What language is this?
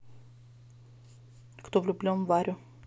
Russian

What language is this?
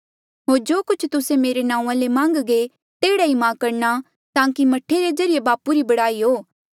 Mandeali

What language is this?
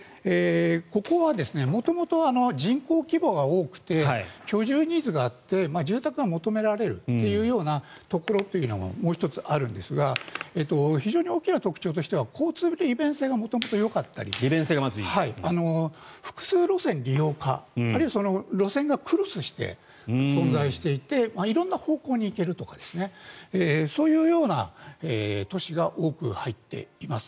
Japanese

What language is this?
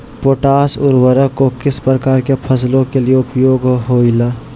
Magahi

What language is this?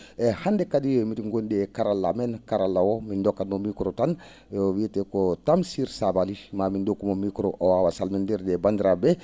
Fula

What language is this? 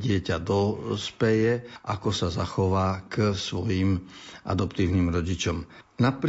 Slovak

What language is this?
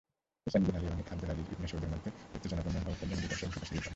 Bangla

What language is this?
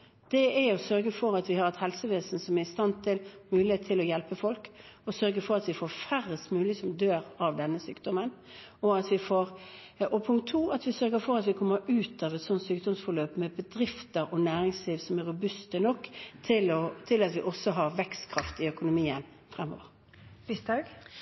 Norwegian Bokmål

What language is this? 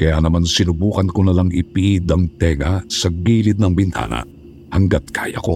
Filipino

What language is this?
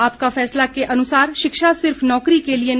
Hindi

